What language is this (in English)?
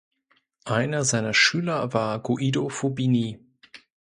German